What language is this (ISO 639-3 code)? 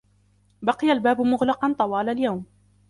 ara